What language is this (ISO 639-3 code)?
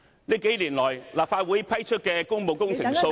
yue